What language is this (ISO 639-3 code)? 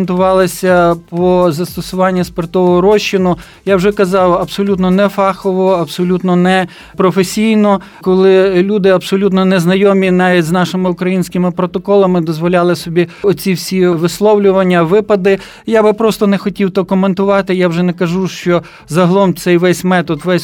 ukr